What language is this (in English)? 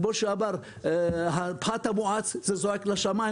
Hebrew